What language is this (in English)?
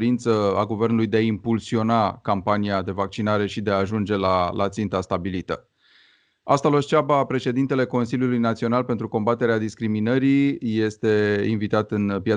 Romanian